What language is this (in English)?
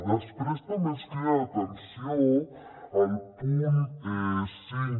Catalan